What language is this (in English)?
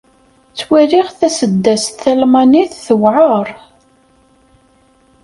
Kabyle